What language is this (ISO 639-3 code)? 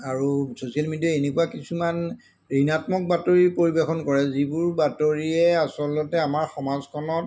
asm